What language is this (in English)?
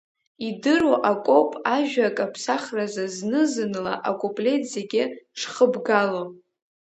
Abkhazian